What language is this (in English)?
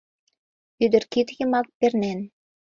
Mari